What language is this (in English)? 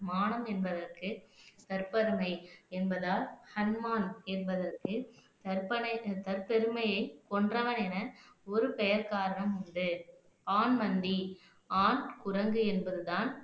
Tamil